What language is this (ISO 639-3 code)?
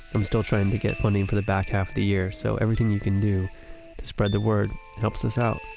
eng